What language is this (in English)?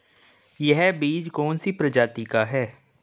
Hindi